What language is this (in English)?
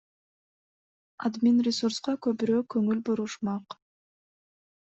Kyrgyz